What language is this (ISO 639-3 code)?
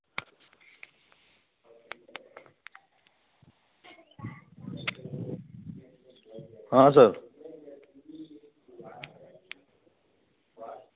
hin